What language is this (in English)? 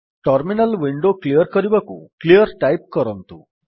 Odia